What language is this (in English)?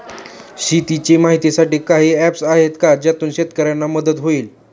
Marathi